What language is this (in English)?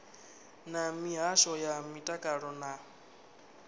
Venda